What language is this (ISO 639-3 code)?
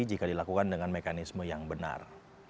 ind